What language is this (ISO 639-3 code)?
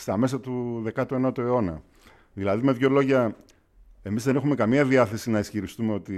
ell